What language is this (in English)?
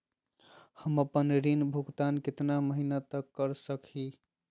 Magahi